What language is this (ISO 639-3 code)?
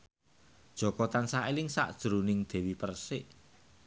jav